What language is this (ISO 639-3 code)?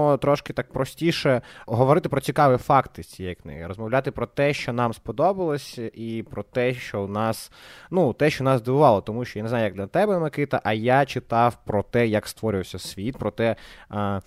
ukr